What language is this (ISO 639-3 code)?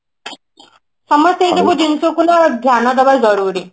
ori